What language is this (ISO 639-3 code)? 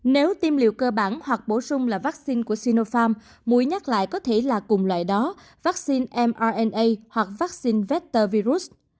vie